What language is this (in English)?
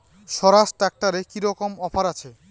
Bangla